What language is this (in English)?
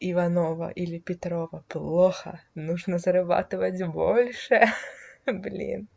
Russian